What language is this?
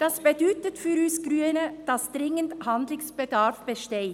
Swiss German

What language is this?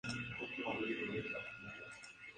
Spanish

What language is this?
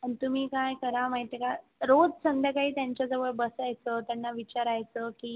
Marathi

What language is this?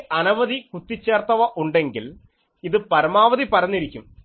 Malayalam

